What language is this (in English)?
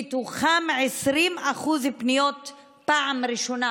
Hebrew